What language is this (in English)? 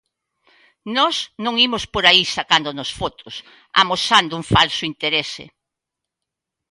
Galician